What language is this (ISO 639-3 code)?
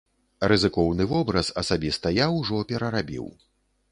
bel